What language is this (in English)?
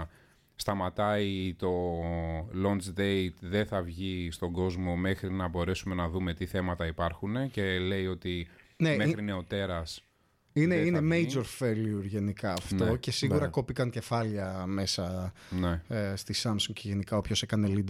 Greek